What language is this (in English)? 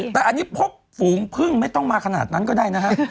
Thai